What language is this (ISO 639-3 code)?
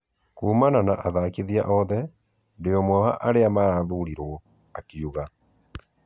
kik